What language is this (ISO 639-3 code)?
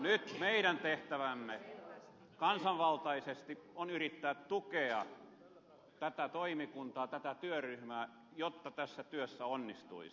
fin